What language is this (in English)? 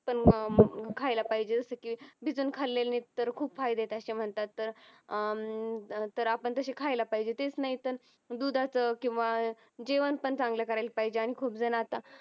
Marathi